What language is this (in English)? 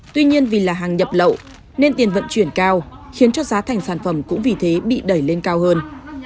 Vietnamese